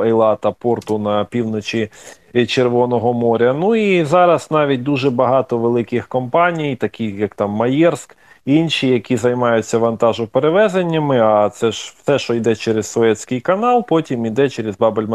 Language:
Ukrainian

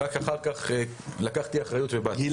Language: Hebrew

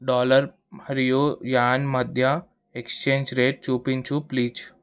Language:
Telugu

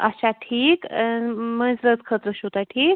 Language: Kashmiri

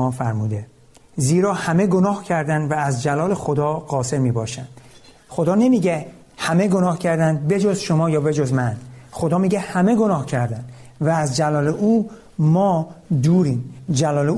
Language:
Persian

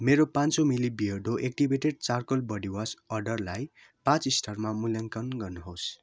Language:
Nepali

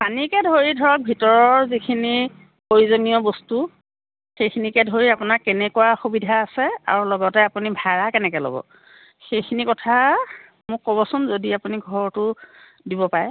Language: Assamese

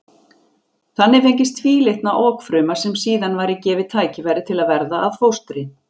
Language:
Icelandic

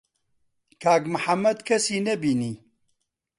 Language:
Central Kurdish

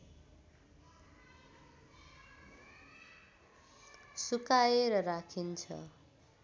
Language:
Nepali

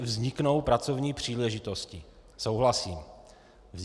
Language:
Czech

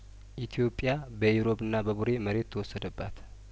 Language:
Amharic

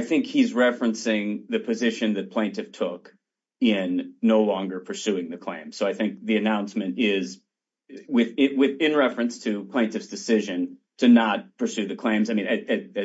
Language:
English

